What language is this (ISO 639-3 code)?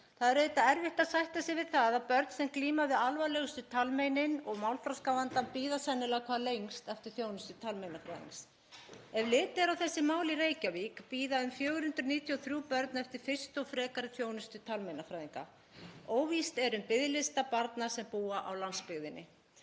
isl